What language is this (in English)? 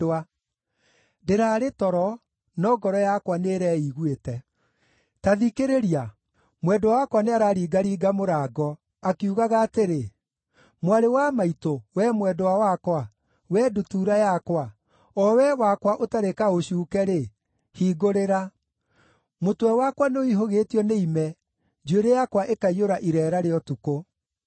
Kikuyu